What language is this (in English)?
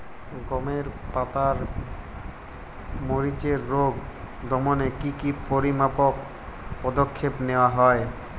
Bangla